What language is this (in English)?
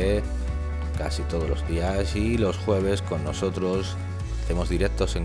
Spanish